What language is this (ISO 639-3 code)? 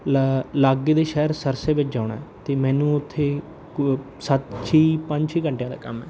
pan